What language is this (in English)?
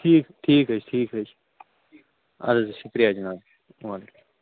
Kashmiri